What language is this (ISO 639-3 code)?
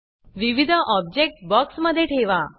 mar